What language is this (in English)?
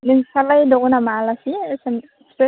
Bodo